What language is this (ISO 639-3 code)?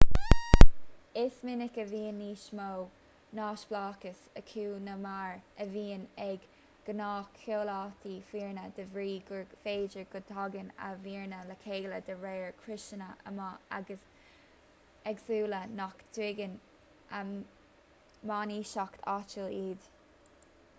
gle